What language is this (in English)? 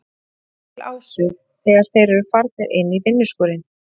Icelandic